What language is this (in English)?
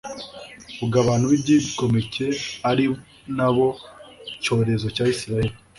Kinyarwanda